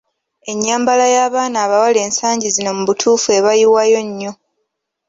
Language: Ganda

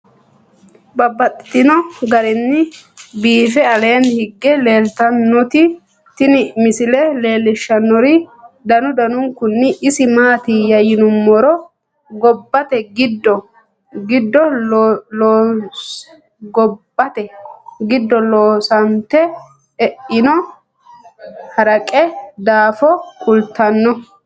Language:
Sidamo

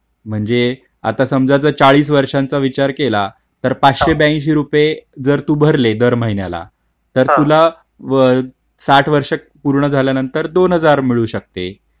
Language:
Marathi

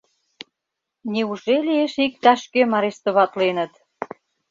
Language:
Mari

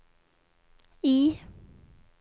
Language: Swedish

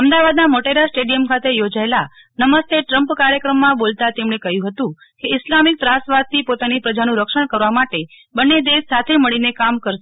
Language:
Gujarati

